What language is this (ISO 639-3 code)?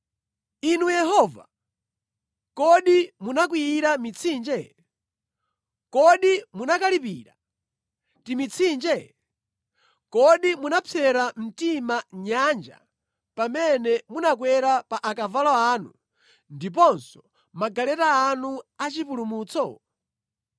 nya